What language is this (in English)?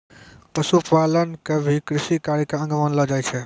Maithili